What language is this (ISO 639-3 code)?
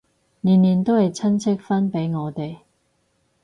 yue